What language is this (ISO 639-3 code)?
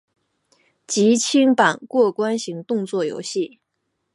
zho